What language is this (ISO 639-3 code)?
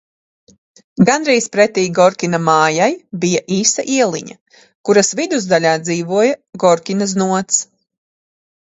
lav